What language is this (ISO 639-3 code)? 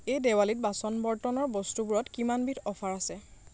asm